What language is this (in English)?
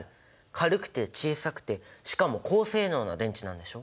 Japanese